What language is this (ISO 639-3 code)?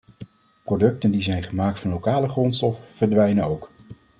nld